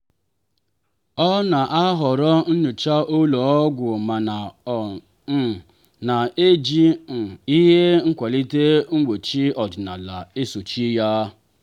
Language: Igbo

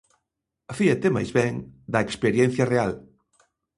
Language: Galician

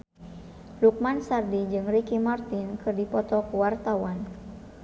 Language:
Sundanese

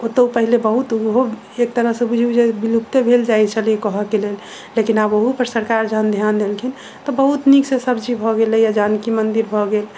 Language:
Maithili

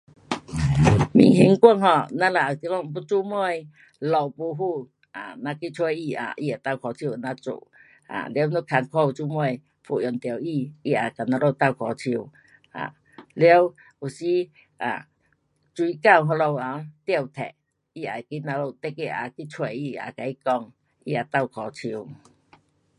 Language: Pu-Xian Chinese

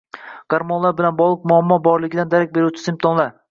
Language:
Uzbek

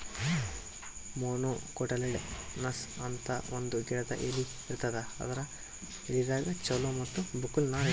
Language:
Kannada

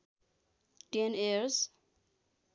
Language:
Nepali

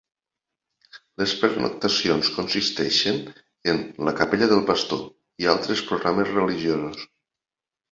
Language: Catalan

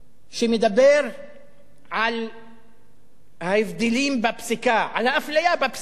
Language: Hebrew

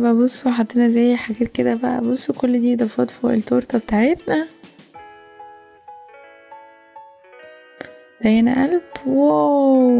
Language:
Arabic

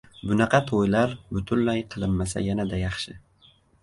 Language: Uzbek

